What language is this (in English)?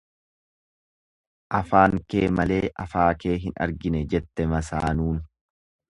Oromo